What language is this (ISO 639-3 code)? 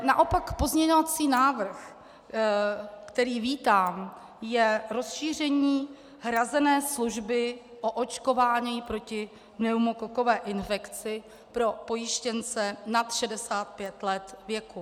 ces